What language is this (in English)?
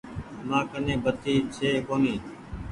Goaria